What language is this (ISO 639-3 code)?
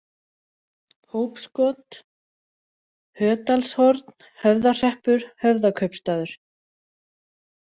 isl